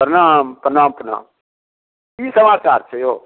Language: Maithili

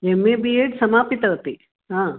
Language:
Sanskrit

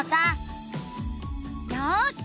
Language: Japanese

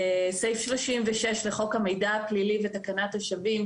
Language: Hebrew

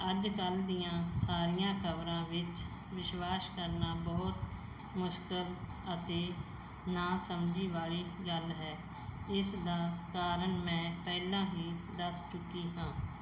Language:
Punjabi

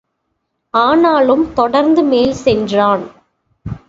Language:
Tamil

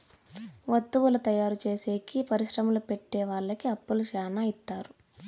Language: Telugu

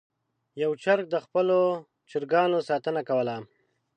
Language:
Pashto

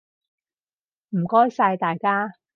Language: Cantonese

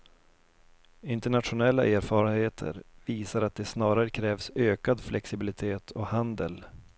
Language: Swedish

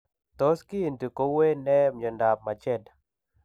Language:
Kalenjin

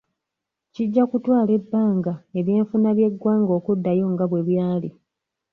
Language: Ganda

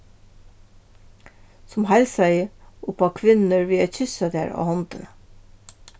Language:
Faroese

